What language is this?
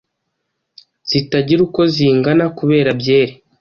Kinyarwanda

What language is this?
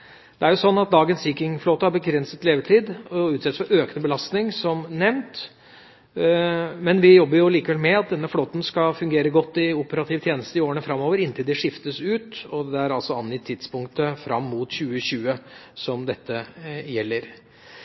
Norwegian Bokmål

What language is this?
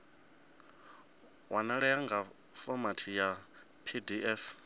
Venda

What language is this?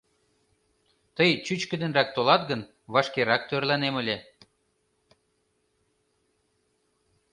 Mari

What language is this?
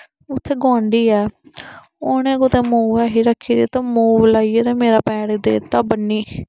Dogri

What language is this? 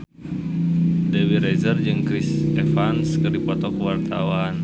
Sundanese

